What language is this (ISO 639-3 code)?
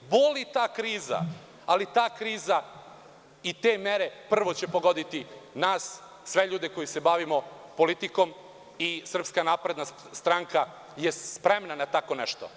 srp